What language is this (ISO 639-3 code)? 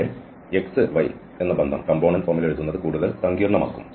mal